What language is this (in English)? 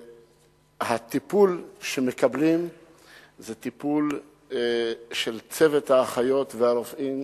Hebrew